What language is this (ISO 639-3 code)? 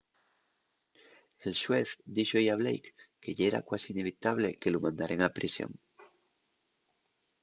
ast